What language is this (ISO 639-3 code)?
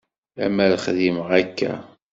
kab